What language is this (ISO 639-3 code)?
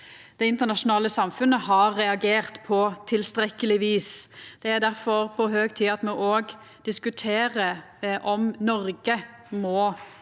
nor